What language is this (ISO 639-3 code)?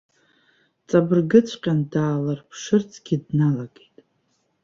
abk